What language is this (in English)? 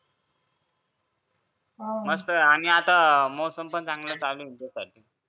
Marathi